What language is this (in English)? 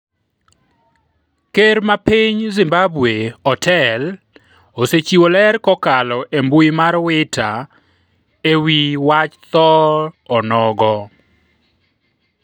Luo (Kenya and Tanzania)